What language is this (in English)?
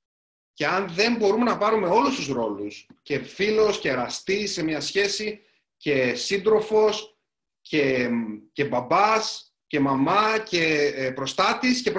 Greek